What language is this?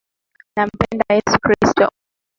Swahili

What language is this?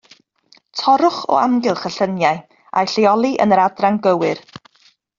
Welsh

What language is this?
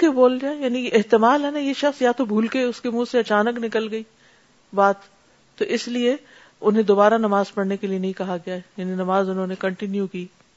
Urdu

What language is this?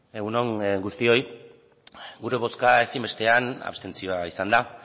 Basque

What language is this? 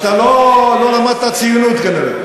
Hebrew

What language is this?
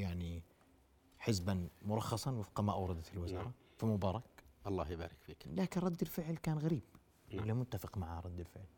Arabic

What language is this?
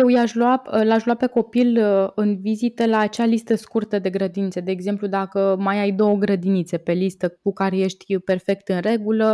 Romanian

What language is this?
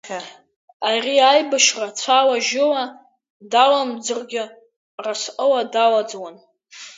Abkhazian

